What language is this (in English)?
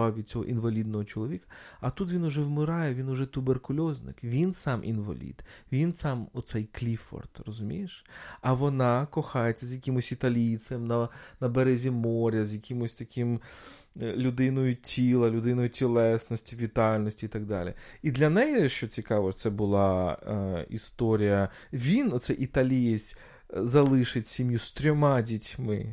Ukrainian